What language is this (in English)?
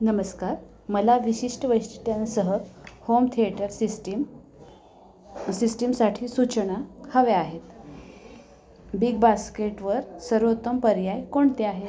Marathi